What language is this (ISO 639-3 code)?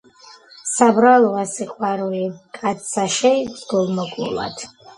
kat